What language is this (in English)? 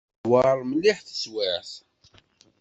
Kabyle